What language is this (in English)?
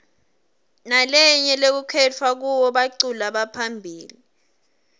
Swati